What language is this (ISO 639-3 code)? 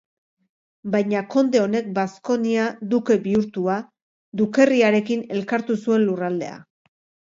eus